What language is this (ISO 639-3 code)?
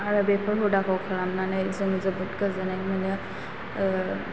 brx